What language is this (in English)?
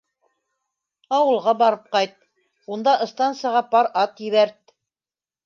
Bashkir